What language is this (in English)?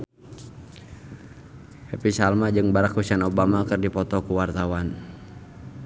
Sundanese